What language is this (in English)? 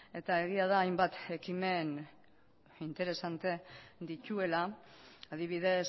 Basque